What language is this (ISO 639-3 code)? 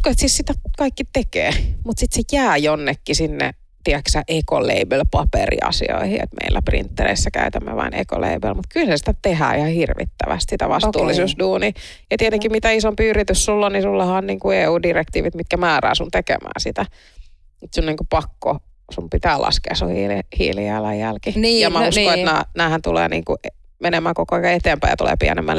fin